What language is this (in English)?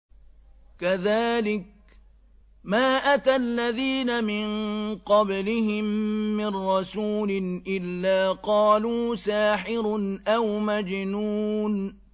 Arabic